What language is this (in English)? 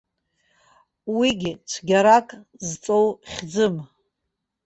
Abkhazian